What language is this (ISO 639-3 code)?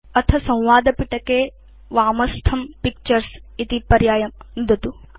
san